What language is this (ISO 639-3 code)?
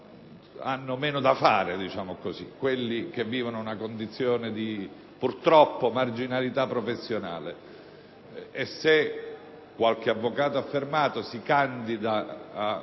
ita